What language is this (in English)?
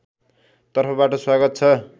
Nepali